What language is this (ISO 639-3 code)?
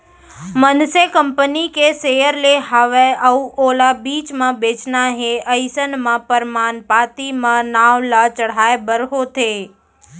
hne